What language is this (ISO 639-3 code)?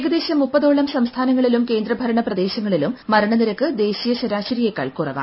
mal